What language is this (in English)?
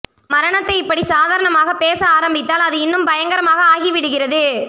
Tamil